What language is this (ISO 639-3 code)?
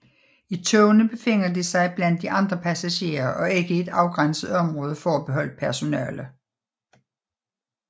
dan